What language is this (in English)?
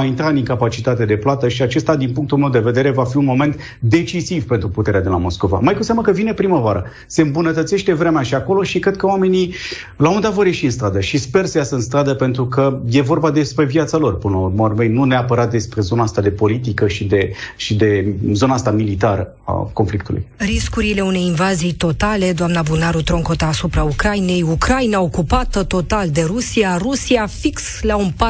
Romanian